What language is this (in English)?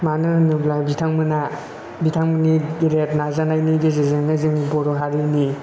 Bodo